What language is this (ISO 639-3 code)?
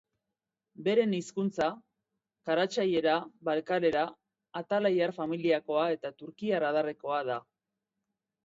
eus